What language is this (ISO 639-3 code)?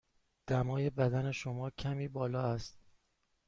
fas